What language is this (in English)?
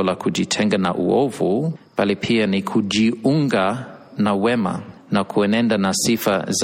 Swahili